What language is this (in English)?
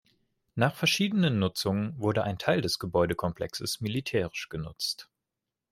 German